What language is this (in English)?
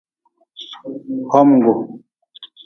Nawdm